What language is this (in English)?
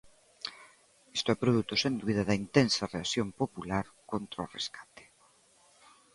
Galician